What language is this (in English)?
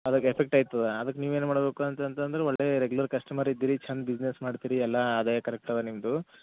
Kannada